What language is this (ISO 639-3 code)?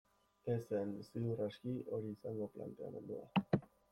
eus